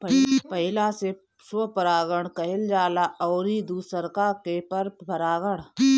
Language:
Bhojpuri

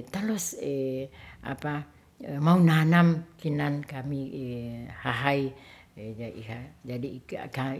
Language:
Ratahan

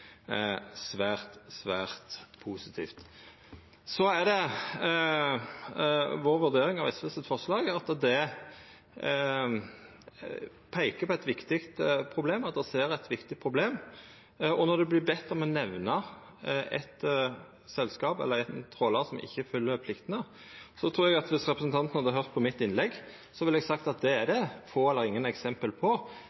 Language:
Norwegian Nynorsk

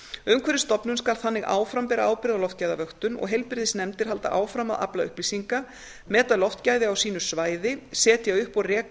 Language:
Icelandic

